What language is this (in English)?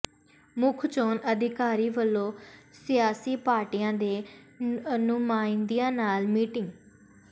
Punjabi